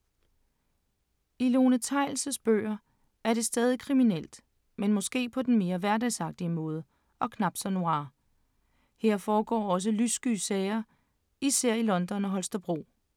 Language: Danish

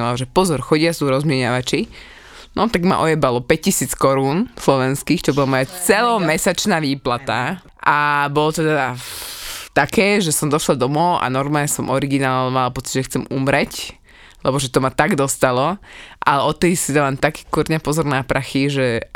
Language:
Slovak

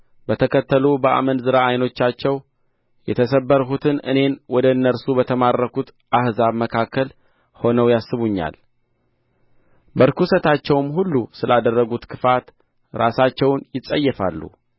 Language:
Amharic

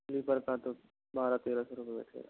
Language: Hindi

